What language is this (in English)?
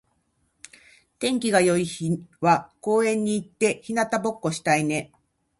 Japanese